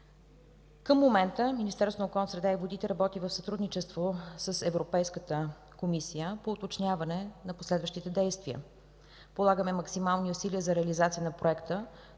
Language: Bulgarian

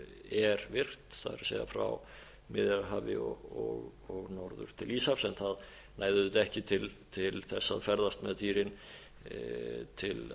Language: Icelandic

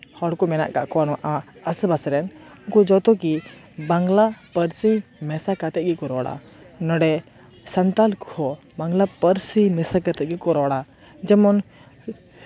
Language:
Santali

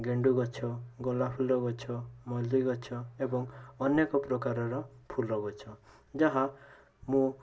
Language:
Odia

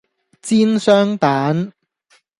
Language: Cantonese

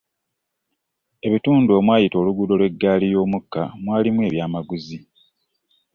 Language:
Ganda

